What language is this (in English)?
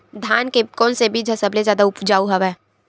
Chhattisgarhi